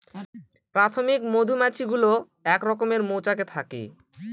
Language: Bangla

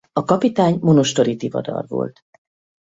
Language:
Hungarian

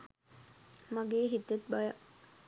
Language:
Sinhala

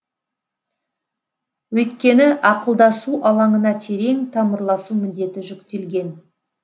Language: Kazakh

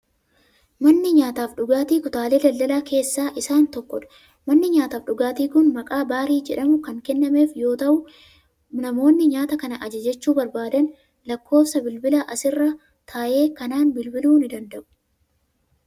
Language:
Oromo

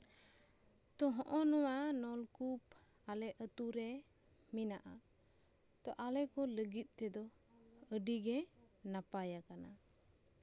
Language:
Santali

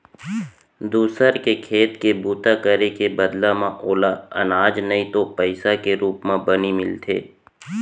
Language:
Chhattisgarhi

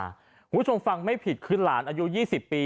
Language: Thai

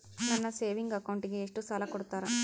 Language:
Kannada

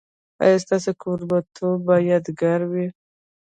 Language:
Pashto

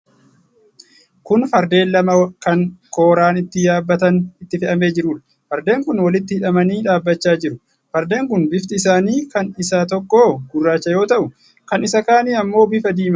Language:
Oromo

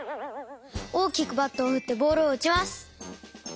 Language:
Japanese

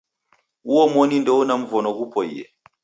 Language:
Taita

